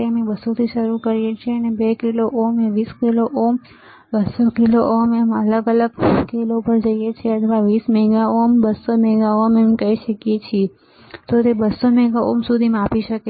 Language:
Gujarati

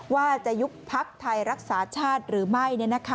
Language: Thai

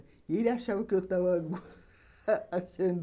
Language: Portuguese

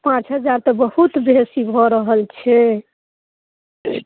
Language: Maithili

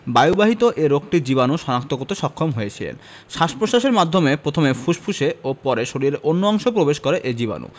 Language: Bangla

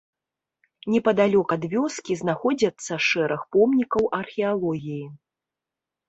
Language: Belarusian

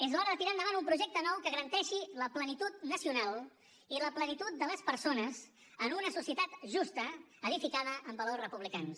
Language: Catalan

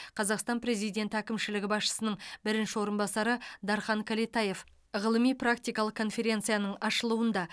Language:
Kazakh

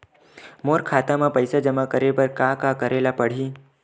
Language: Chhattisgarhi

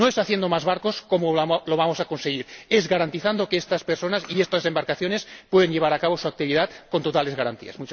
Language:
Spanish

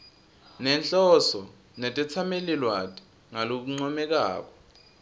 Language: Swati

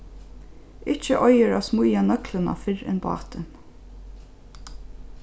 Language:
Faroese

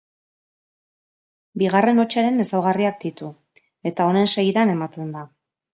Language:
Basque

